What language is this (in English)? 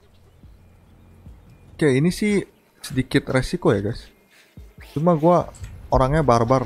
Indonesian